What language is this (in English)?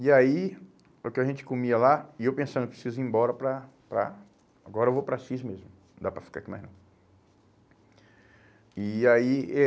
Portuguese